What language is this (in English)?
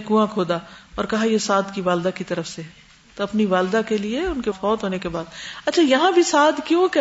Urdu